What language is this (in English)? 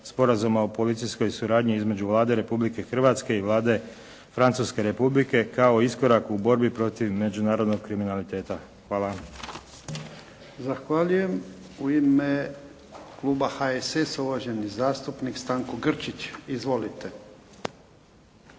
Croatian